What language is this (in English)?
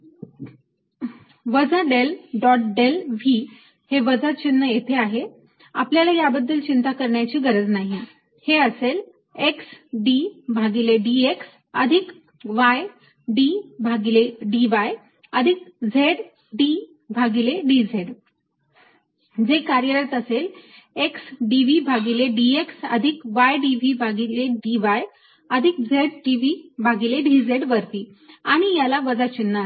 Marathi